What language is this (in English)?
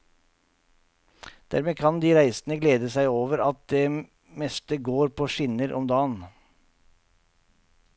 Norwegian